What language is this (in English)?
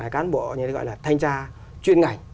Vietnamese